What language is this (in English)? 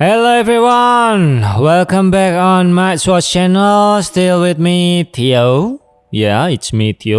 Indonesian